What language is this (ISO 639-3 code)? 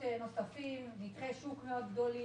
heb